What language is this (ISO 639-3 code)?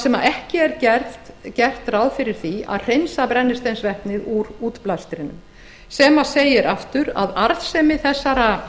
isl